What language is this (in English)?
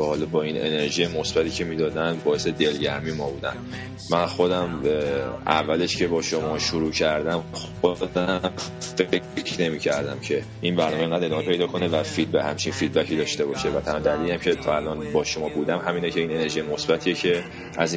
Persian